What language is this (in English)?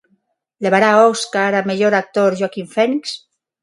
Galician